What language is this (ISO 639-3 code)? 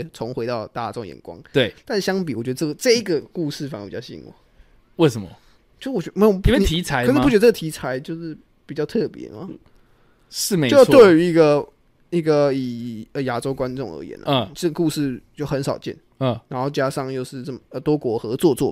zho